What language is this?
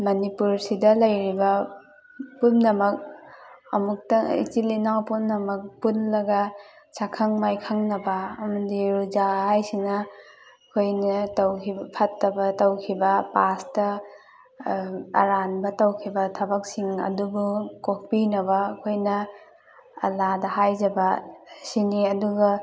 Manipuri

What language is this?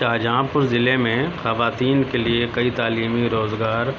Urdu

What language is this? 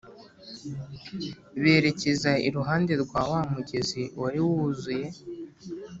Kinyarwanda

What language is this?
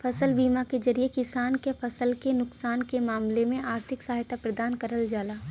Bhojpuri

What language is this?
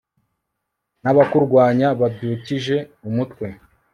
Kinyarwanda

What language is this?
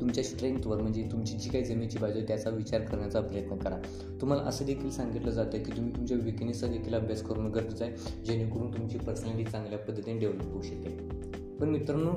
Marathi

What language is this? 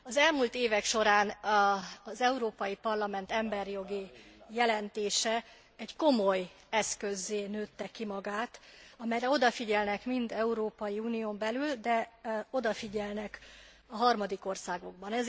Hungarian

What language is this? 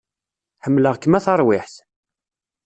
Kabyle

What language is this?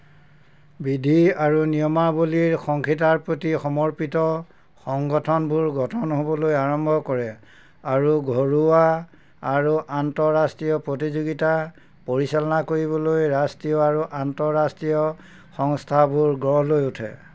Assamese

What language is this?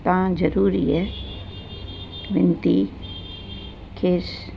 Sindhi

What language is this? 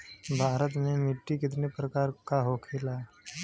Bhojpuri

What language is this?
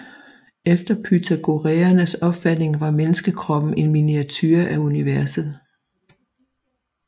Danish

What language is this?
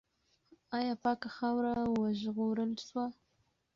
Pashto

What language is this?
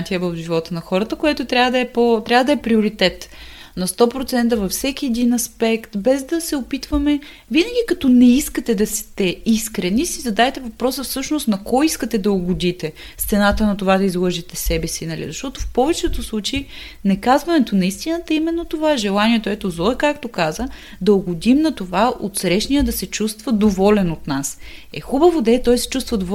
Bulgarian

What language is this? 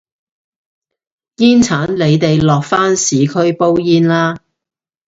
Cantonese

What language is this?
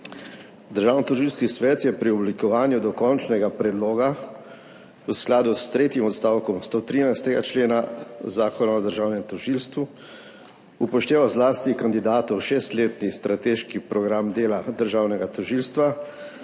Slovenian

